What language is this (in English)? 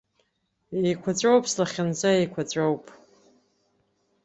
Abkhazian